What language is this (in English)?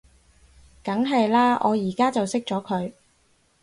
Cantonese